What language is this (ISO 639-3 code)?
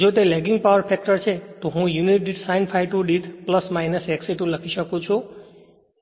guj